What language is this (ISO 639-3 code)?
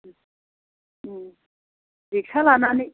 brx